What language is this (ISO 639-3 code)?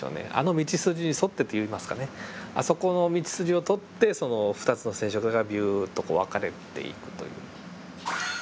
jpn